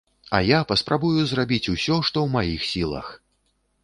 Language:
Belarusian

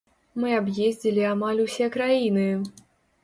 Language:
Belarusian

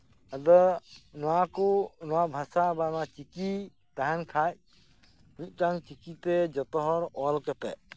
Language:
Santali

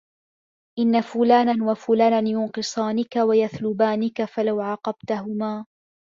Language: Arabic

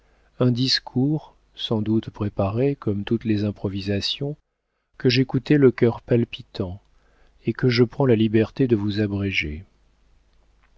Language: French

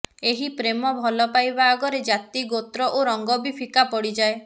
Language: Odia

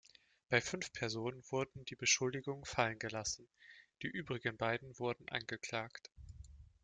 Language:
German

